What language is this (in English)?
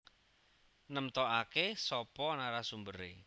Javanese